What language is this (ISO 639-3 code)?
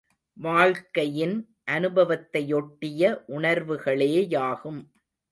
tam